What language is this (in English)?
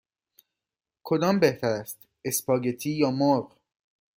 Persian